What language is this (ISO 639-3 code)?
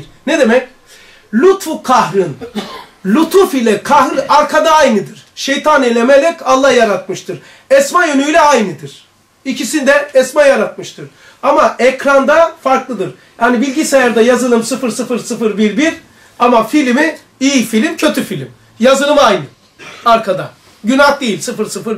tur